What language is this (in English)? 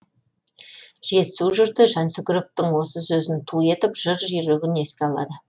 Kazakh